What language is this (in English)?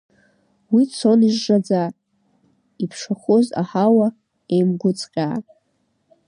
Abkhazian